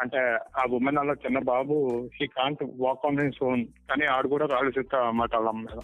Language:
Telugu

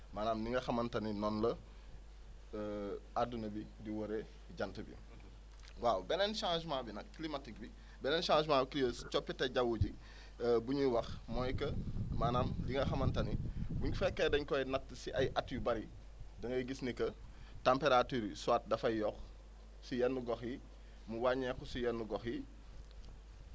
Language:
Wolof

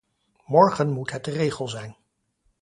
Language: Dutch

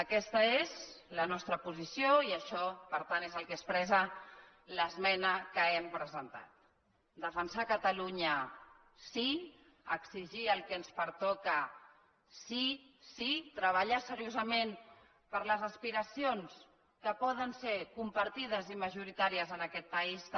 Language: Catalan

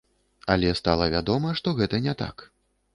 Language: Belarusian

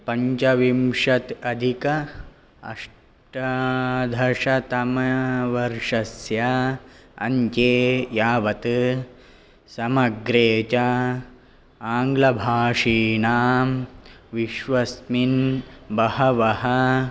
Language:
Sanskrit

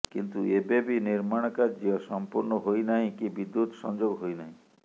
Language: Odia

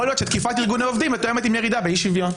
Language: Hebrew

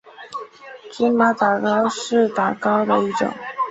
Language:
Chinese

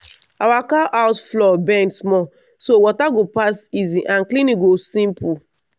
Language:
Nigerian Pidgin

